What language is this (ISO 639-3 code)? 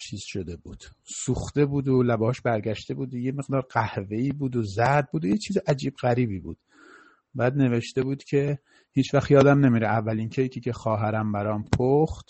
fas